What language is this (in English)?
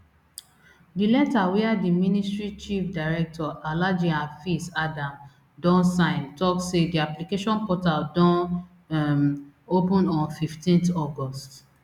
Nigerian Pidgin